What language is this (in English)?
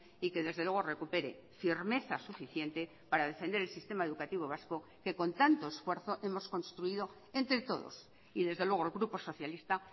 Spanish